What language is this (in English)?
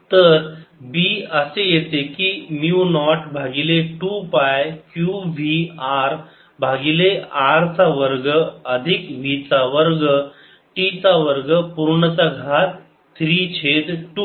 Marathi